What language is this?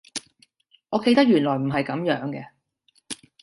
Cantonese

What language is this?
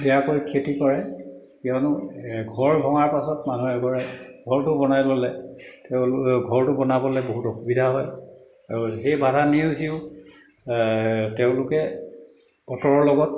Assamese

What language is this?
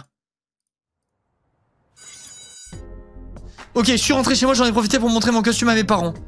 French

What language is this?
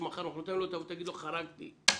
Hebrew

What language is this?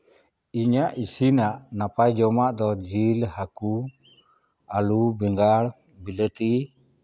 Santali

